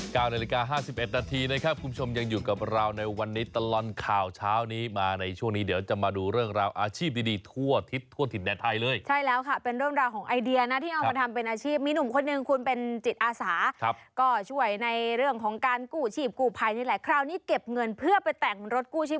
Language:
Thai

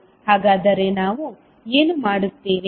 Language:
Kannada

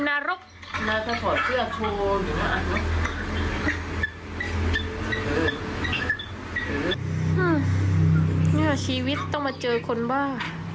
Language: Thai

